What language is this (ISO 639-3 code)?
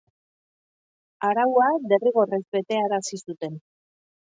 eus